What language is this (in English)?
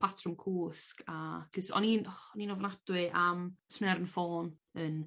Welsh